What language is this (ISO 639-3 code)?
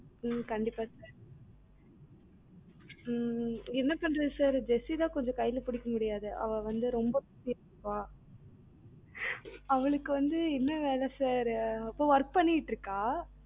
tam